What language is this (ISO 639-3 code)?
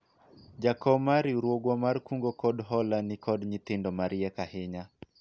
luo